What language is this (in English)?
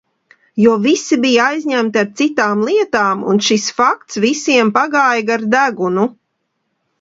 Latvian